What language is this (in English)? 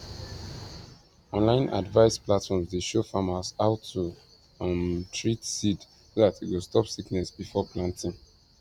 Nigerian Pidgin